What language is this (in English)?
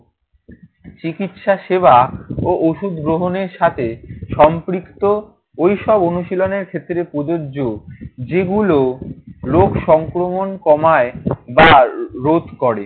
Bangla